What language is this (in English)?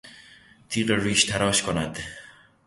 Persian